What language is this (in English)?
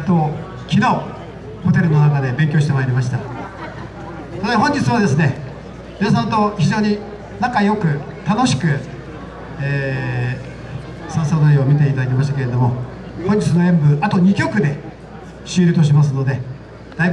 Japanese